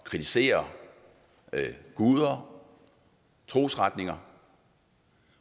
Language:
Danish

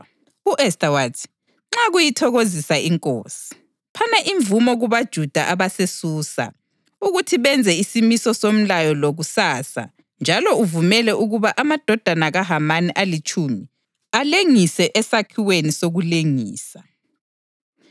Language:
North Ndebele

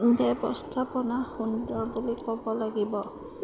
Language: Assamese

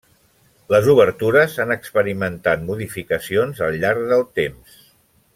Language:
Catalan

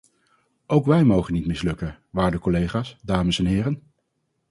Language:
Dutch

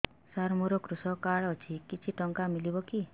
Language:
Odia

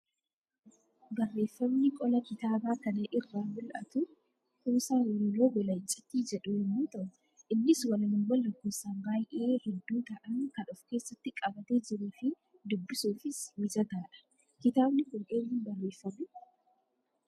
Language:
Oromo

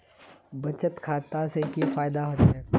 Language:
Magahi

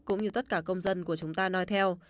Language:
Vietnamese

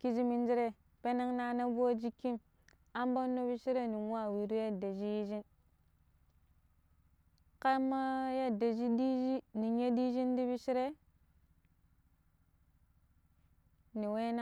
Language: Pero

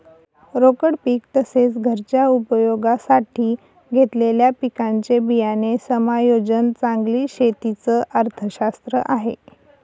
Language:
Marathi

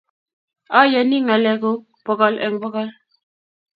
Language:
Kalenjin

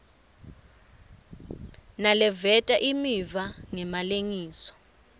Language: Swati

